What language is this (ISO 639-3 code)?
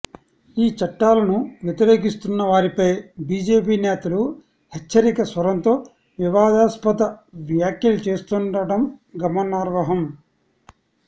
tel